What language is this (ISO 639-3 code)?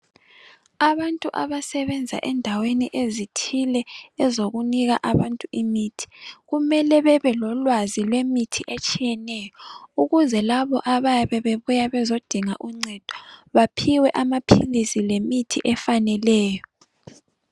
nde